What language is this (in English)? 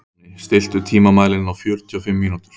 Icelandic